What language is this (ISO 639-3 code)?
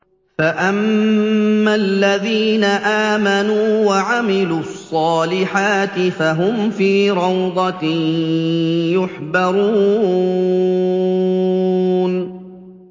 ara